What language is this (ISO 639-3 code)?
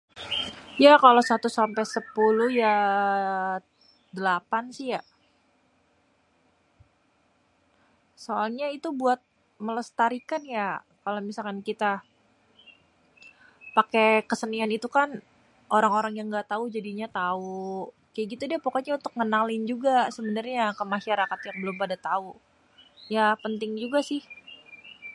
bew